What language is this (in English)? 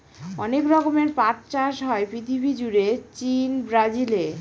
Bangla